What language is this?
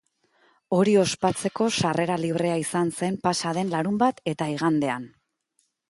Basque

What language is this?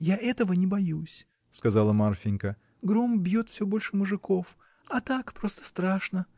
Russian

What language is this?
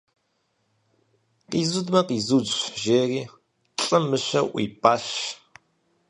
Kabardian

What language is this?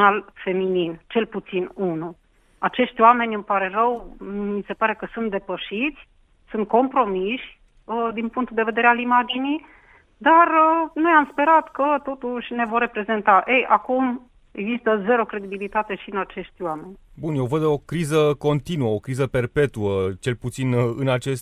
Romanian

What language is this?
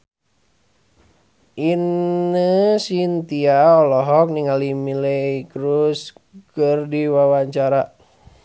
Sundanese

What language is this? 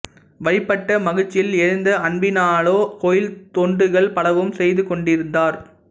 Tamil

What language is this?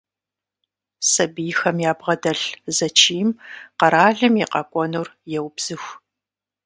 Kabardian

